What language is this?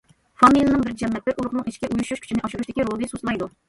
Uyghur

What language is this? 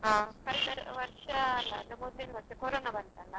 Kannada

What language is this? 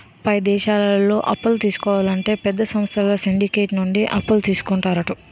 Telugu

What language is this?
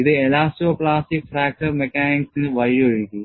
Malayalam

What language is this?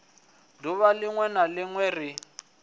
Venda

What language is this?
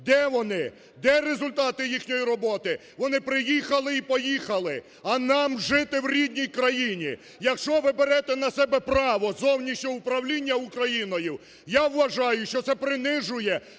Ukrainian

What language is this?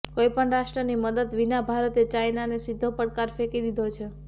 Gujarati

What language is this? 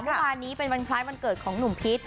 Thai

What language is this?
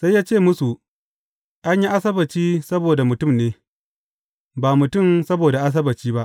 Hausa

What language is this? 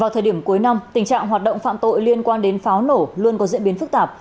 Vietnamese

